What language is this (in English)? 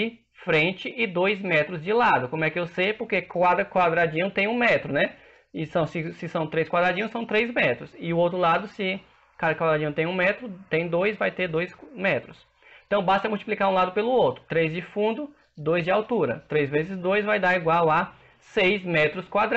Portuguese